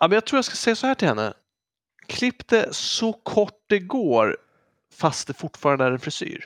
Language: Swedish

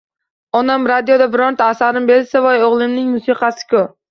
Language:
Uzbek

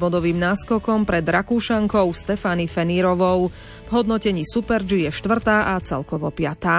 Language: Slovak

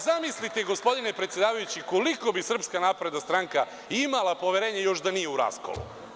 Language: Serbian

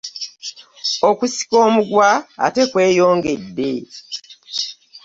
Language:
Ganda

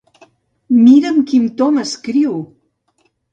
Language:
Catalan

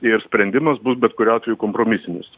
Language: Lithuanian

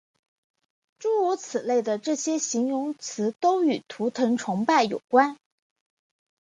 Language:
Chinese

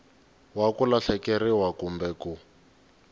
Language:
Tsonga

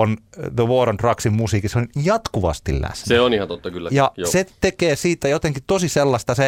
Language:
Finnish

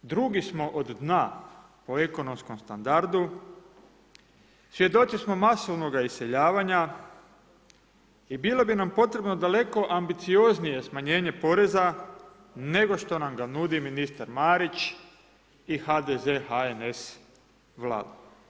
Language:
Croatian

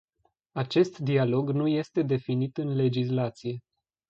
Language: Romanian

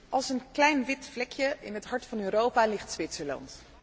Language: Dutch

